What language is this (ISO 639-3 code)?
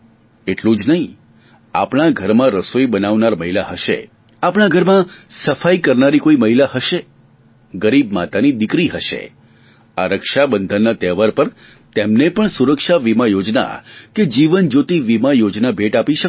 guj